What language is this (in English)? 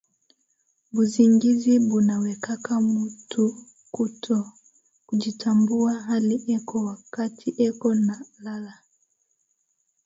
Swahili